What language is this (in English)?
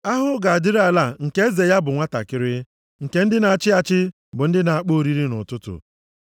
Igbo